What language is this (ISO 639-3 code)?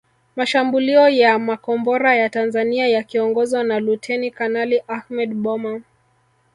swa